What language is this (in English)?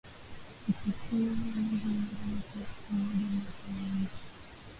Swahili